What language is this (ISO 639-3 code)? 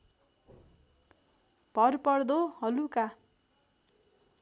nep